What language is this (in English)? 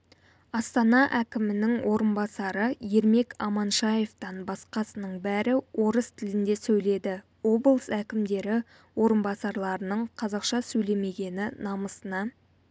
Kazakh